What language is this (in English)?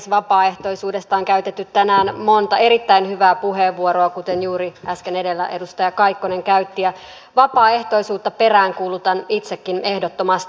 Finnish